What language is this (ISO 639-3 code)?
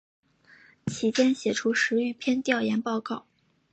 zho